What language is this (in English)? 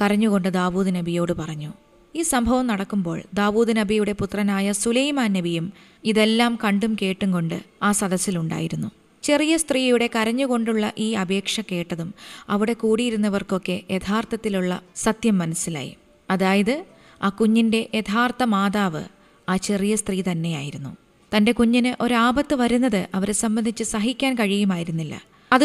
Malayalam